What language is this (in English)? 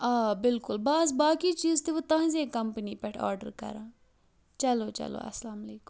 Kashmiri